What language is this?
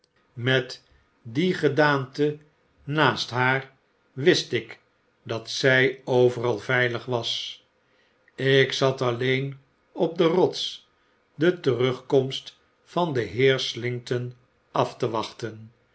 Dutch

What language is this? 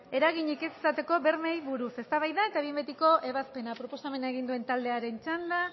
Basque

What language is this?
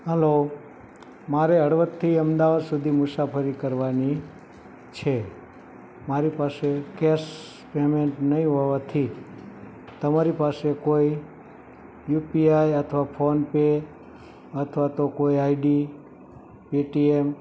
Gujarati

